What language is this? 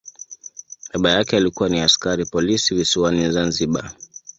Swahili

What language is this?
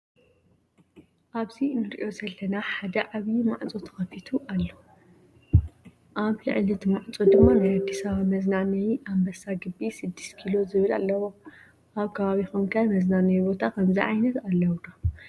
Tigrinya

